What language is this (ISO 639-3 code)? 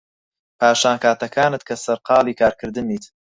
ckb